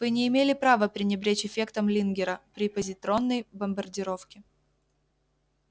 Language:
Russian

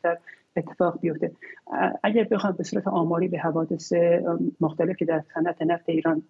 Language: Persian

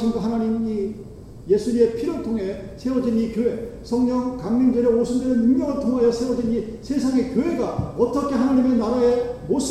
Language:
Korean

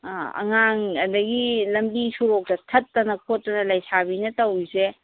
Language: Manipuri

